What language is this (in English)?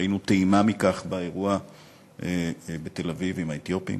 Hebrew